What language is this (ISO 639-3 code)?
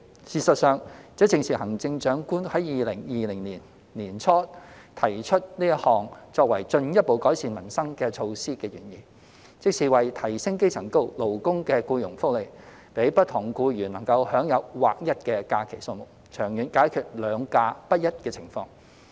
yue